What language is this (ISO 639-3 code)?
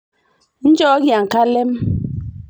mas